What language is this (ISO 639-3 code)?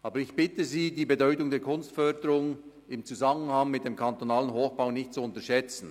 gsw